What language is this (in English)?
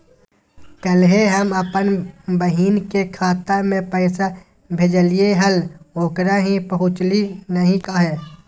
Magahi